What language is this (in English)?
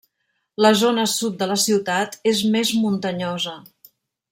Catalan